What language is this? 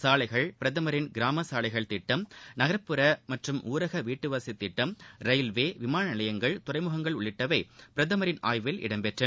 Tamil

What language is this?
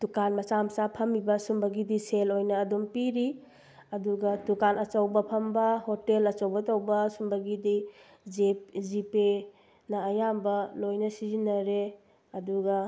Manipuri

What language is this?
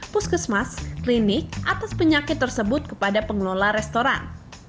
Indonesian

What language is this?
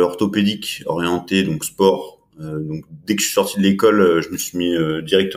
French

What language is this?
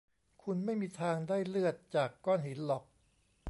Thai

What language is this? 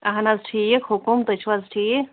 Kashmiri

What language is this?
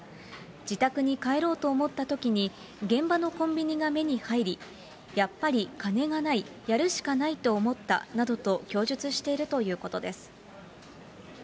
Japanese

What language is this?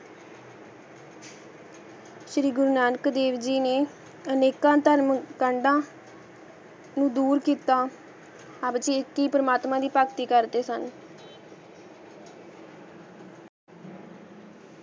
Punjabi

